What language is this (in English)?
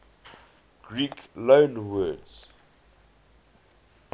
English